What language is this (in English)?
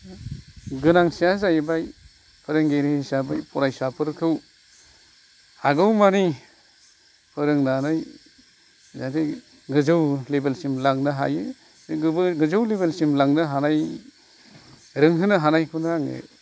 Bodo